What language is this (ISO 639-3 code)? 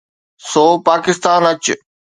snd